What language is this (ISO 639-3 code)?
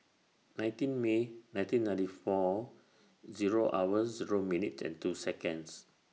eng